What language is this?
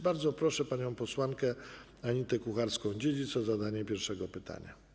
Polish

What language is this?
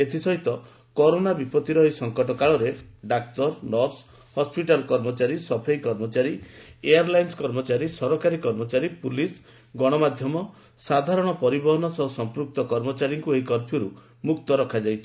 Odia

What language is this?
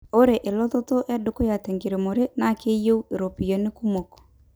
Masai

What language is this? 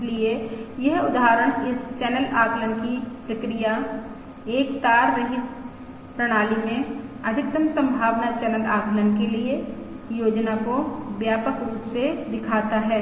Hindi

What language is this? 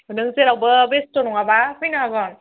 Bodo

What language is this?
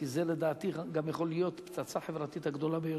Hebrew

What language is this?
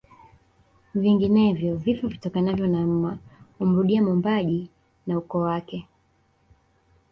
Swahili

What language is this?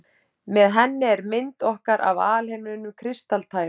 Icelandic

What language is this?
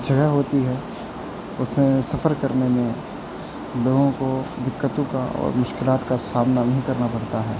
Urdu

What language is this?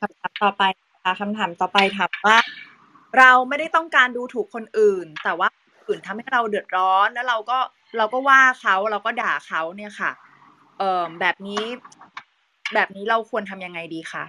Thai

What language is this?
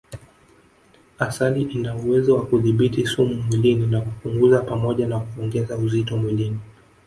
Swahili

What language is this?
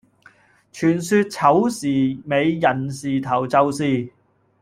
Cantonese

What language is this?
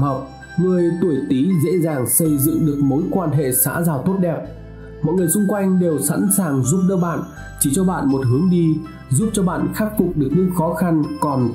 Vietnamese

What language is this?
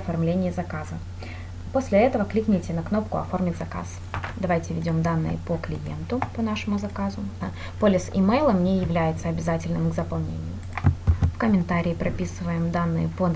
Russian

